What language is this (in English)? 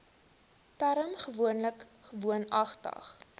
Afrikaans